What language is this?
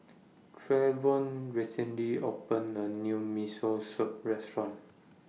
English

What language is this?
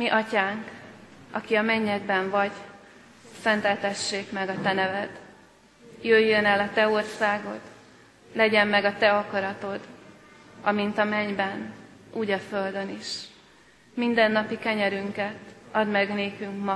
Hungarian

